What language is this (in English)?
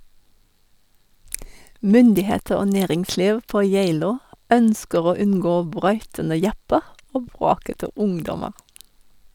Norwegian